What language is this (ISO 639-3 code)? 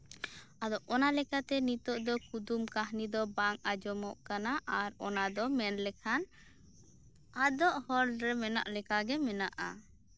sat